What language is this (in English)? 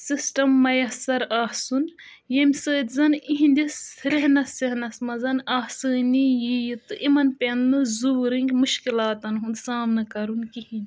Kashmiri